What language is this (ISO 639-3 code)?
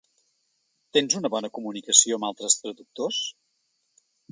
cat